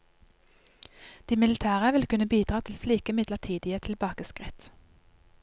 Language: Norwegian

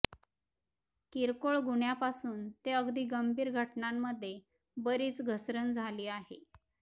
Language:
Marathi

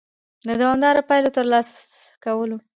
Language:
Pashto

